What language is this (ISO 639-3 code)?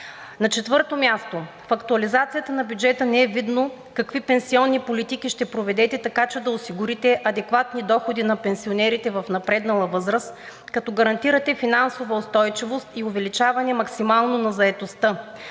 bul